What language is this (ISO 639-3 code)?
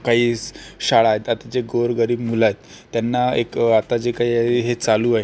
mar